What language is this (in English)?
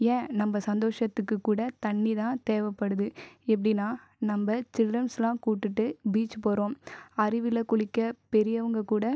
Tamil